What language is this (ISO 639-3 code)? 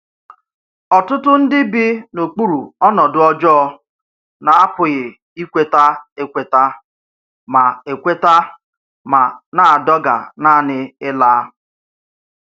ibo